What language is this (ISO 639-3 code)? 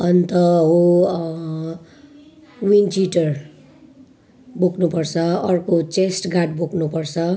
nep